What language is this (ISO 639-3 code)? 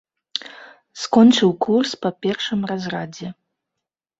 bel